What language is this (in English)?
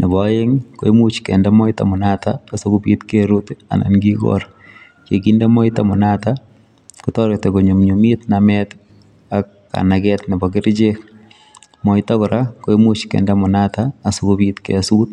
Kalenjin